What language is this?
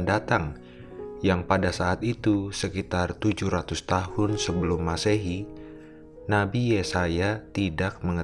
Indonesian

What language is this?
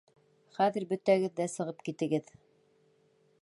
Bashkir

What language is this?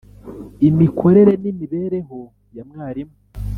Kinyarwanda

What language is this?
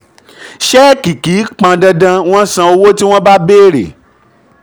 Yoruba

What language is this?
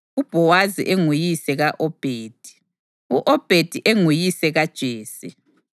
North Ndebele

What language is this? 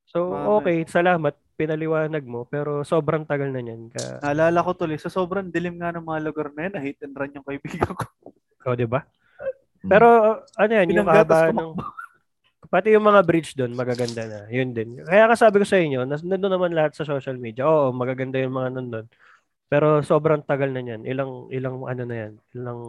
Filipino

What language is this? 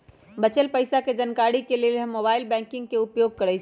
Magahi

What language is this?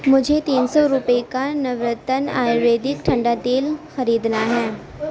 Urdu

